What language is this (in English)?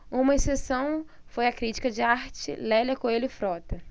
Portuguese